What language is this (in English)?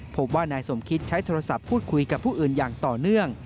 Thai